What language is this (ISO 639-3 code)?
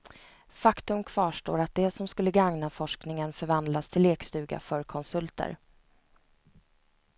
swe